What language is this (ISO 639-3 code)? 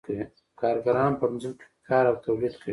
pus